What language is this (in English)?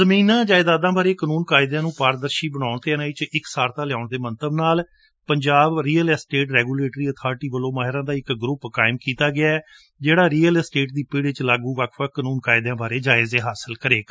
Punjabi